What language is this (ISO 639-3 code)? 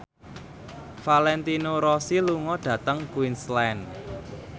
jav